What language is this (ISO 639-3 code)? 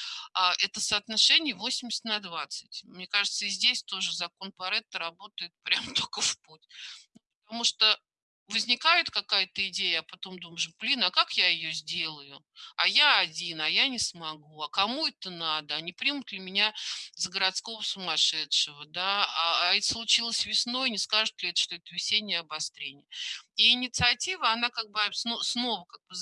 rus